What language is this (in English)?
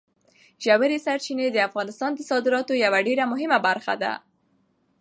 Pashto